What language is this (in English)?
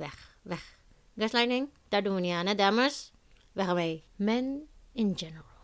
Dutch